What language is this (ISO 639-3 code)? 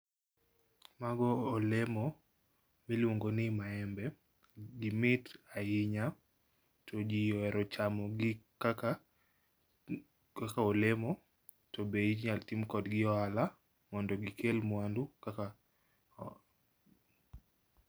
luo